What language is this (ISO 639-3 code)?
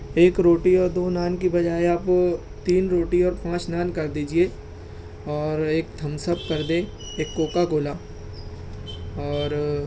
urd